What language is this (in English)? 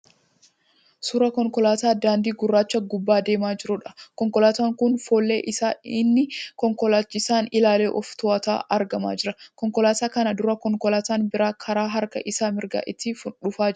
Oromo